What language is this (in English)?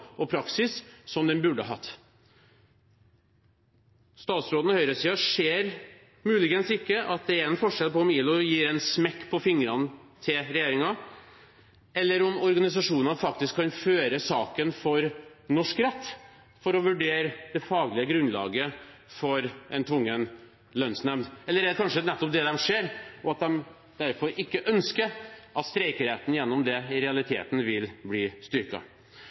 Norwegian Bokmål